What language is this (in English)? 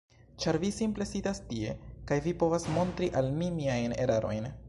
Esperanto